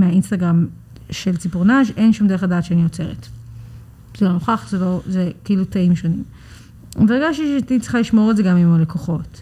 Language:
Hebrew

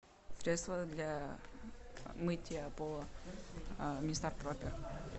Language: Russian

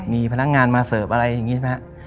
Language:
Thai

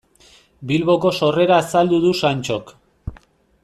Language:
Basque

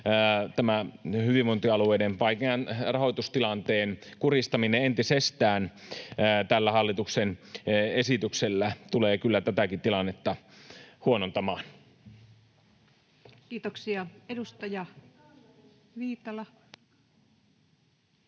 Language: Finnish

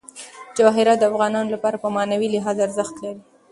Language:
Pashto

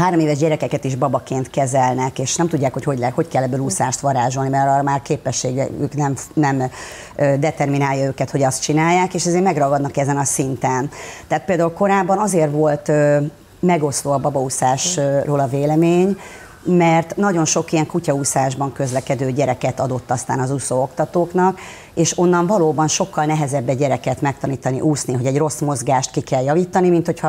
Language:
Hungarian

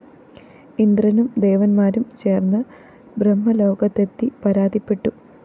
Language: Malayalam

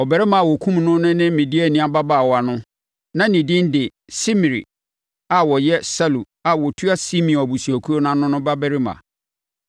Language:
Akan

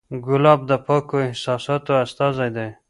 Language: Pashto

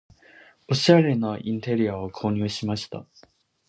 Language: Japanese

